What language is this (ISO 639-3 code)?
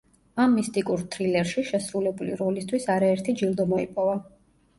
kat